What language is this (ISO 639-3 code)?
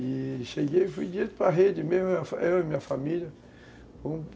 por